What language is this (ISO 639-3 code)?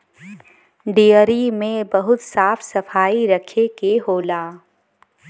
bho